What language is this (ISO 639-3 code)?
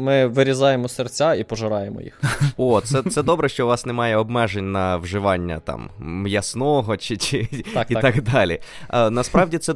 ukr